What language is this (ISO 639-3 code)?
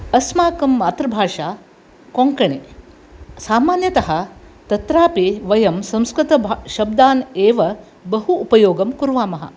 san